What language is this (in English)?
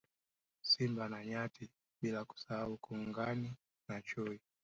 Swahili